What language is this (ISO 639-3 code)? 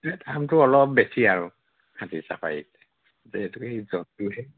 asm